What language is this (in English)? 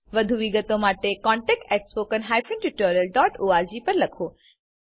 Gujarati